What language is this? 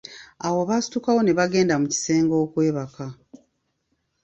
Ganda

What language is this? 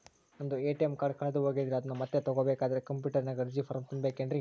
Kannada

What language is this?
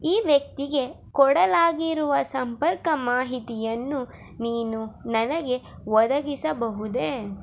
Kannada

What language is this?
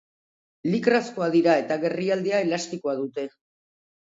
Basque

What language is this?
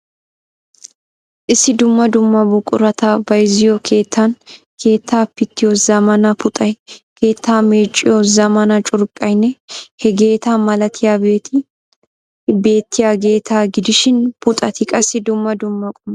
Wolaytta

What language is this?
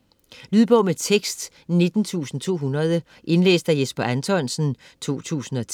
Danish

